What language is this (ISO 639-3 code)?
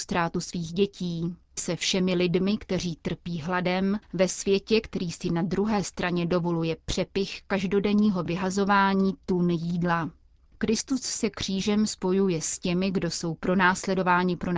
ces